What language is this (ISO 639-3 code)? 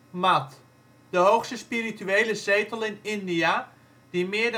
nld